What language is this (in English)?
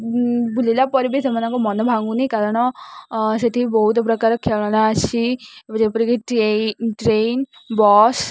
Odia